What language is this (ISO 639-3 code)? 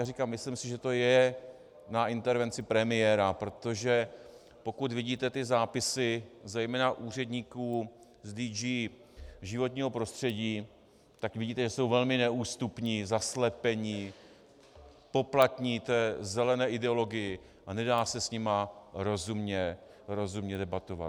ces